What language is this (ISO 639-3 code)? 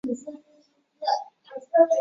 zho